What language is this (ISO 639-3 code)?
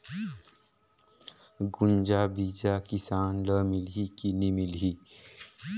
hne